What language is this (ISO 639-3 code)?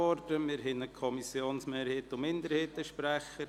gsw